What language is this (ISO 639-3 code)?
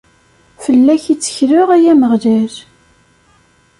kab